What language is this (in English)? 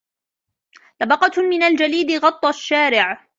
Arabic